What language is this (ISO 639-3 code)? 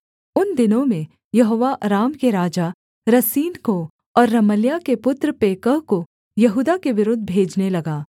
hin